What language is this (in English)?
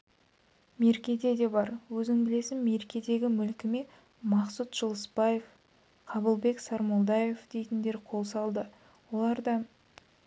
Kazakh